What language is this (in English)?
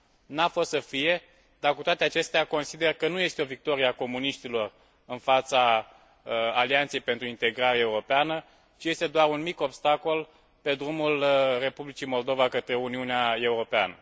Romanian